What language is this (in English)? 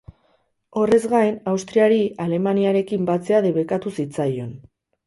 Basque